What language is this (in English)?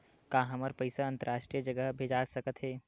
Chhattisgarhi